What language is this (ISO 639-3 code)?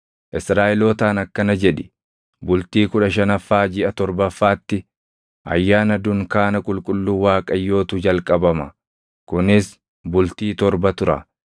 orm